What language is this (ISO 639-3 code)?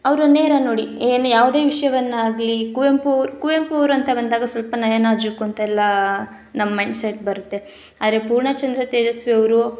kan